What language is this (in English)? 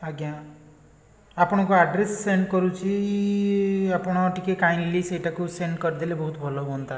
Odia